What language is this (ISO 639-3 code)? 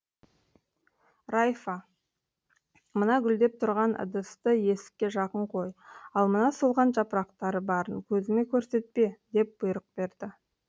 kaz